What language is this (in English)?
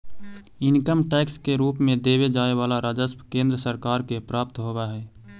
Magahi